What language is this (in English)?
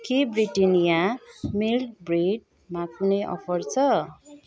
Nepali